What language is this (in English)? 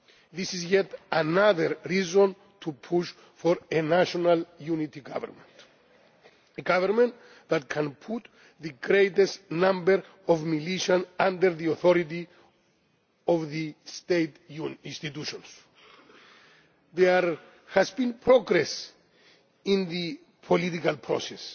English